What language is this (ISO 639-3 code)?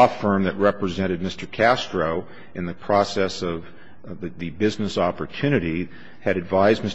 eng